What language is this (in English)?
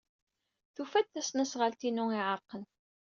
Kabyle